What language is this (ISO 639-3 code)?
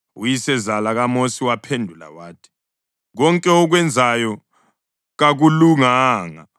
nde